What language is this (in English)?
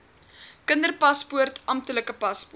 Afrikaans